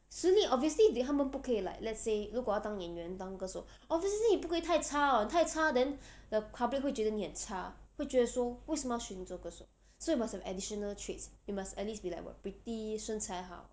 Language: English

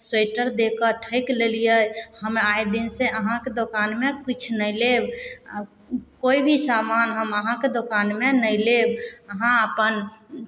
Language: Maithili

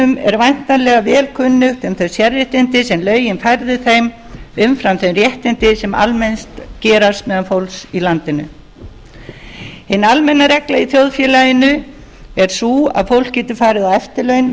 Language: Icelandic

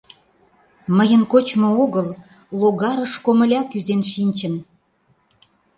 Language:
Mari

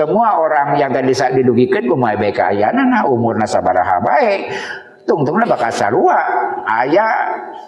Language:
Indonesian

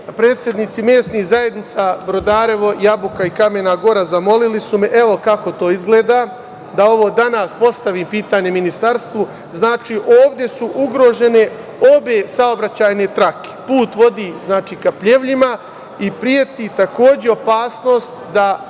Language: Serbian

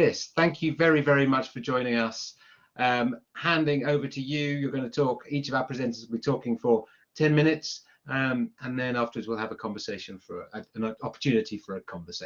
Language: English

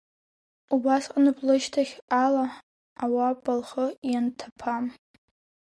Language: Abkhazian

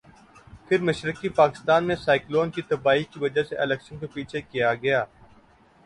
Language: Urdu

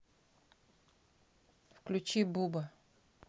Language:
Russian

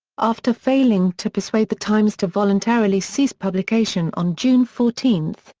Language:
English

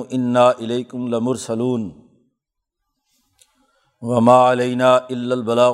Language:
Urdu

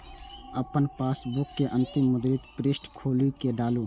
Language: Maithili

